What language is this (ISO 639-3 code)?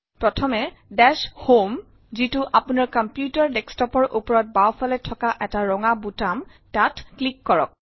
asm